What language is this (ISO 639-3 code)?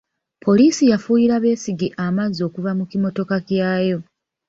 lug